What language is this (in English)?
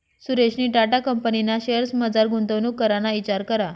Marathi